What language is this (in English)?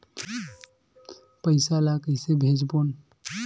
Chhattisgarhi